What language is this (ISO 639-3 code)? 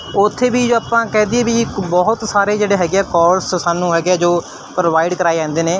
pan